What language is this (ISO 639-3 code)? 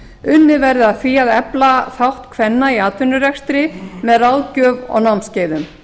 isl